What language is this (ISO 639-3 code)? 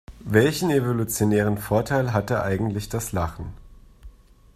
deu